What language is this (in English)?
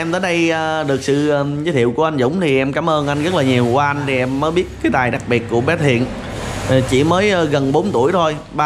Vietnamese